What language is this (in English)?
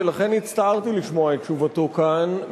Hebrew